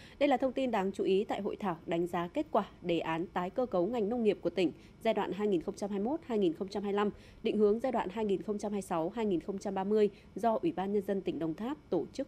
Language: Vietnamese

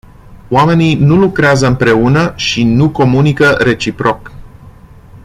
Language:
Romanian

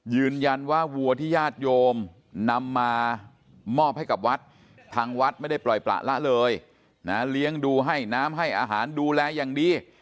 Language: Thai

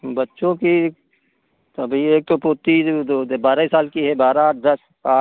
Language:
Hindi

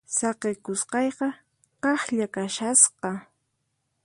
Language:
Puno Quechua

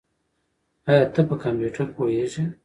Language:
Pashto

